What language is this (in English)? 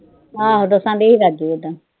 Punjabi